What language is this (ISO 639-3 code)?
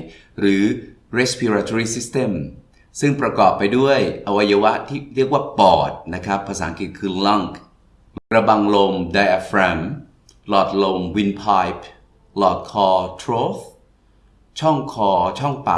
tha